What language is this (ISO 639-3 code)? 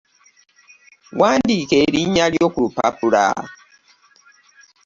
lug